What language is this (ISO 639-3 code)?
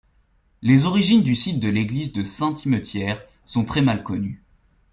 fra